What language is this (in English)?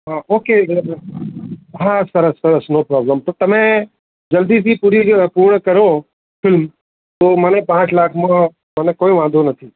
Gujarati